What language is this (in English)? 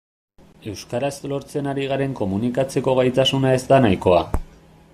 Basque